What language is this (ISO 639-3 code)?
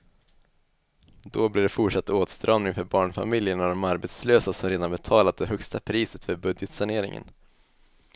swe